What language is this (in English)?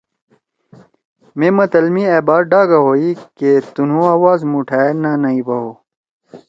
Torwali